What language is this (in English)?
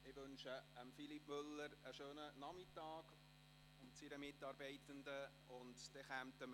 Swiss German